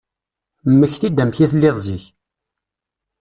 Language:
Kabyle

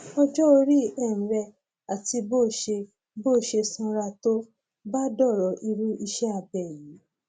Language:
Yoruba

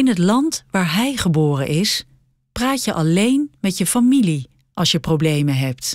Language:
Dutch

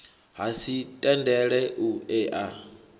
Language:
Venda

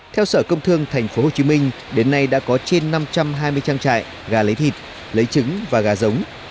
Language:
Vietnamese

